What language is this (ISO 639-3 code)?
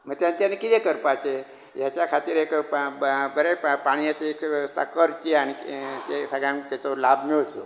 kok